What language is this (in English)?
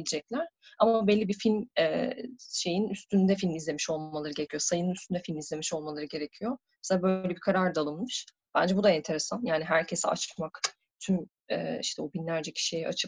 Turkish